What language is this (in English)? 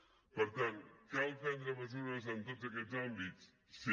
Catalan